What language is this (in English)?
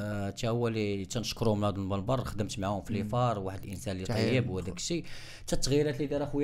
Arabic